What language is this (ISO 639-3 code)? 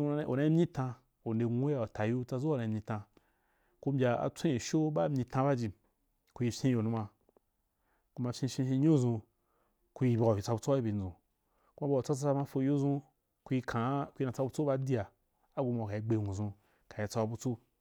juk